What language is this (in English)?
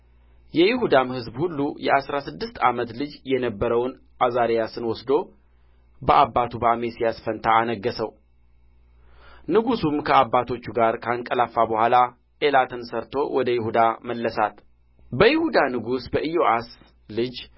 Amharic